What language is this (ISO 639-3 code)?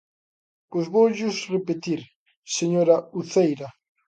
glg